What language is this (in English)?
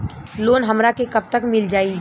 Bhojpuri